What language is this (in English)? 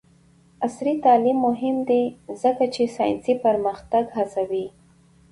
Pashto